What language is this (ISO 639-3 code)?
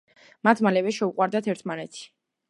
kat